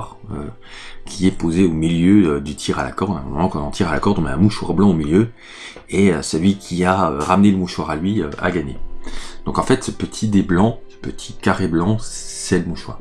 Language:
French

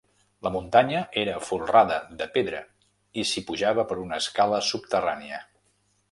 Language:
Catalan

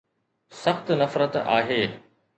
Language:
Sindhi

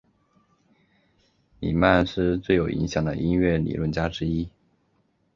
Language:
Chinese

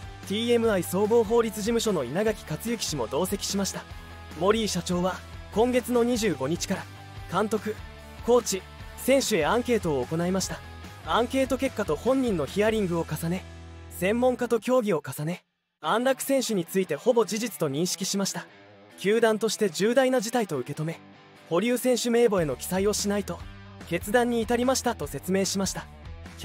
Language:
Japanese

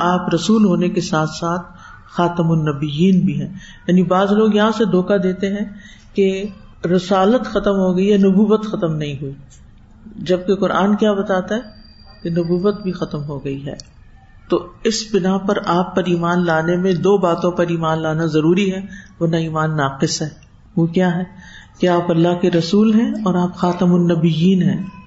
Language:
Urdu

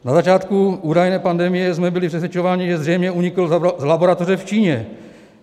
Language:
Czech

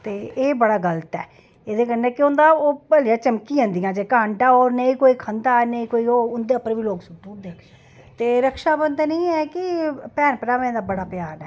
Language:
Dogri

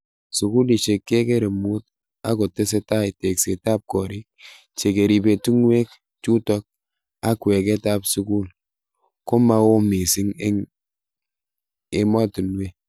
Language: Kalenjin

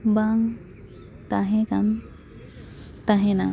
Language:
Santali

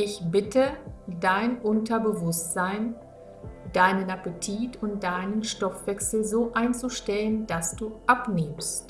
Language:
German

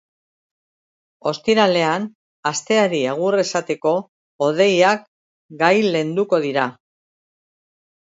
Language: Basque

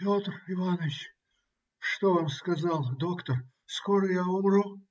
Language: Russian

